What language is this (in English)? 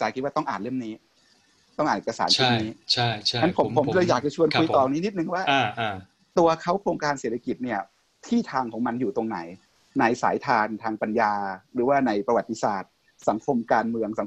Thai